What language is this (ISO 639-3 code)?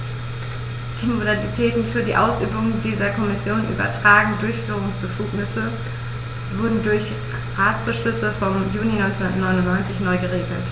deu